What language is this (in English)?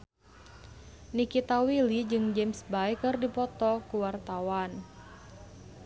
Sundanese